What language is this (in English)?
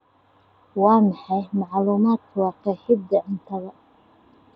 Somali